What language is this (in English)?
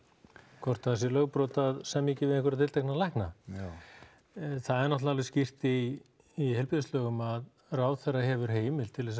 Icelandic